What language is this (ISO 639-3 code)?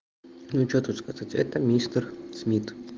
rus